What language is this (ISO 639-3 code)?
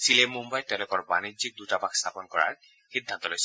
asm